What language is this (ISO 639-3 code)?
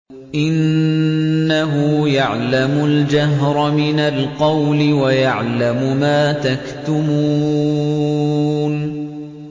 ara